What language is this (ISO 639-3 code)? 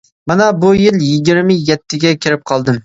uig